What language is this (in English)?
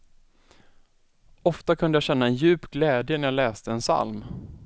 Swedish